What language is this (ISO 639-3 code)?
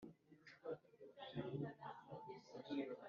kin